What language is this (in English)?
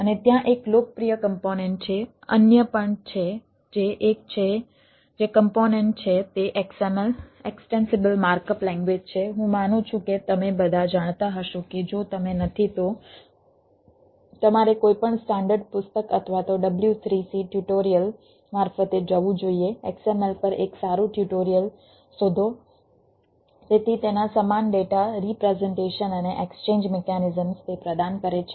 Gujarati